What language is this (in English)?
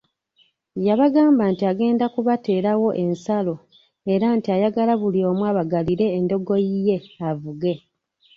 Ganda